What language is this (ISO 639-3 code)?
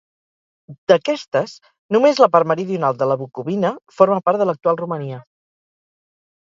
cat